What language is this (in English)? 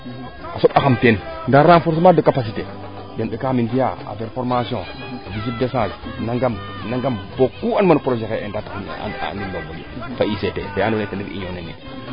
Serer